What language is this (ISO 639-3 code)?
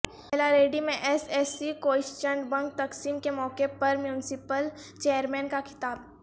urd